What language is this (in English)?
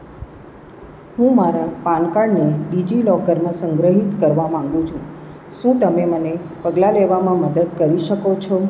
Gujarati